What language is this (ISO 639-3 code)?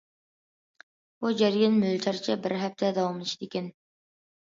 uig